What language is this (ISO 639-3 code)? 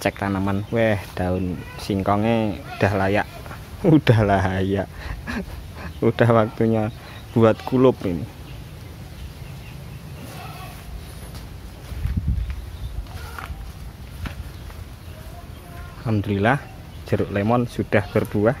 ind